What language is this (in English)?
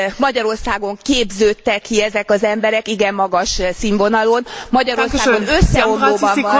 Hungarian